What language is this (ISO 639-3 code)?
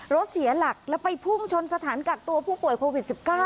tha